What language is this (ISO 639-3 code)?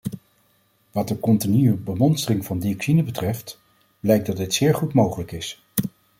nld